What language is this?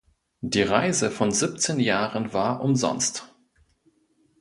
German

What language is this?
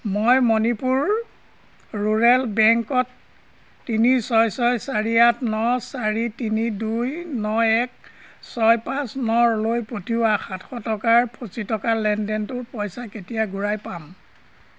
Assamese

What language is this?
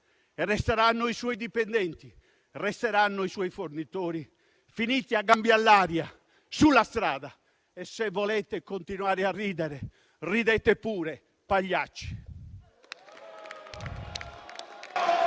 Italian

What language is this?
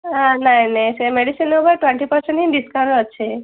Odia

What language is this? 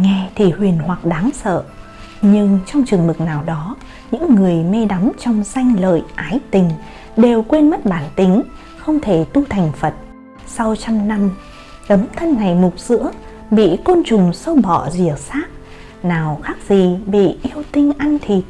Vietnamese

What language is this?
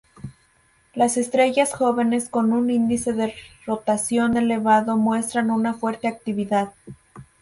Spanish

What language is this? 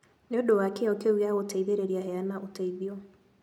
Kikuyu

